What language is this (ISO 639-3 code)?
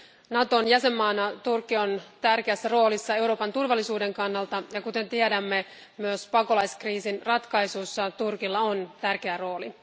fin